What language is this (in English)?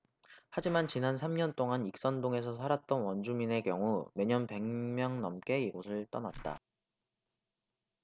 Korean